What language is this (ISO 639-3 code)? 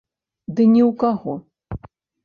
bel